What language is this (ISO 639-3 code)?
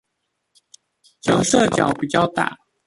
zho